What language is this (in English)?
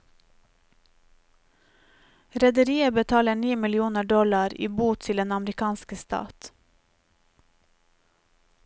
Norwegian